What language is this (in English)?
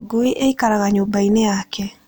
Kikuyu